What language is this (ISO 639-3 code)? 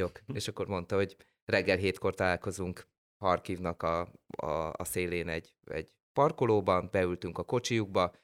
hun